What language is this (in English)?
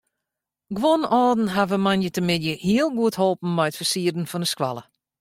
Western Frisian